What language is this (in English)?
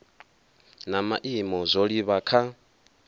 Venda